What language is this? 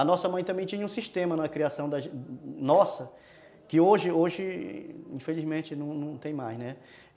Portuguese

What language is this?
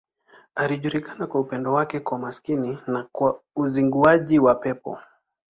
Swahili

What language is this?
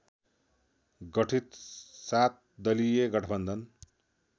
Nepali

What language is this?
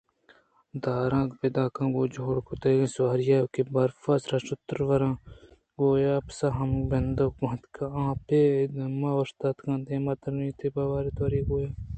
Eastern Balochi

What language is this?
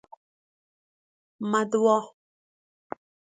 Persian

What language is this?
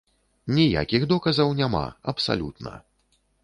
Belarusian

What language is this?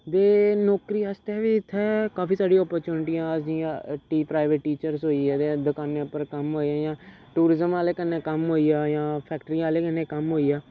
Dogri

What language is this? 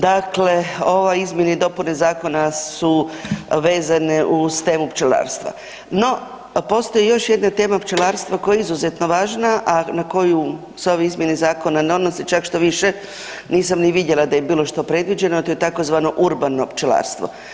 Croatian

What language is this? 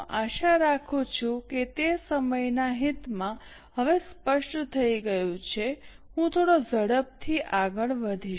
Gujarati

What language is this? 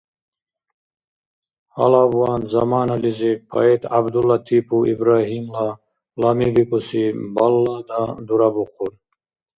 Dargwa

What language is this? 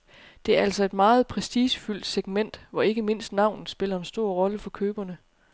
Danish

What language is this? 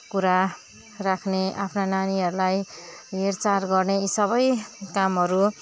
Nepali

